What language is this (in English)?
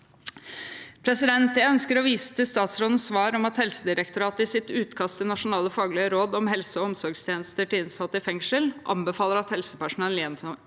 Norwegian